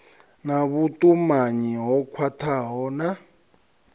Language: Venda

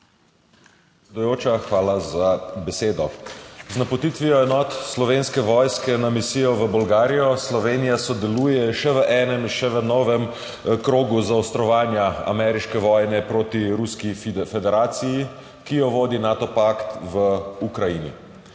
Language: Slovenian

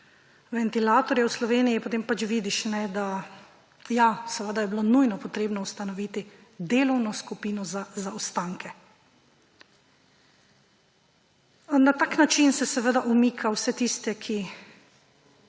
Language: Slovenian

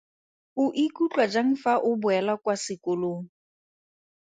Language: Tswana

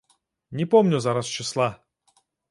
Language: Belarusian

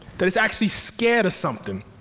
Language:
English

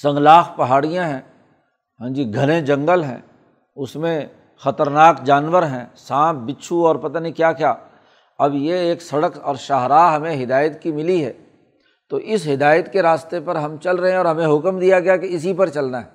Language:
Urdu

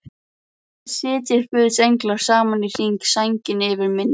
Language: Icelandic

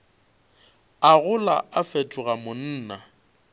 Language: Northern Sotho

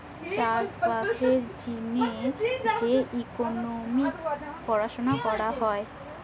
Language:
Bangla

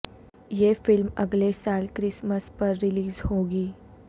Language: Urdu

